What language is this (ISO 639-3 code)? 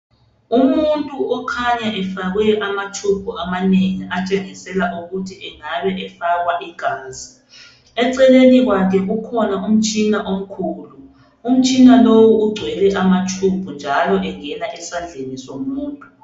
nde